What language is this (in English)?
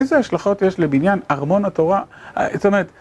Hebrew